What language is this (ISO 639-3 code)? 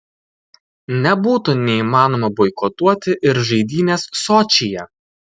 lit